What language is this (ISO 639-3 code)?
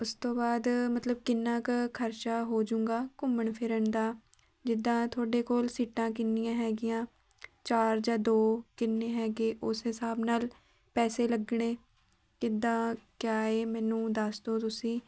pan